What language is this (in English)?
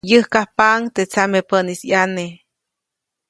Copainalá Zoque